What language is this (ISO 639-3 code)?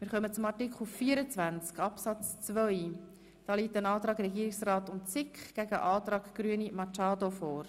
gsw